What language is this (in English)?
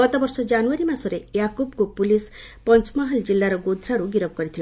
Odia